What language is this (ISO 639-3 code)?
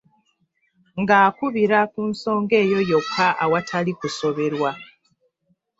lug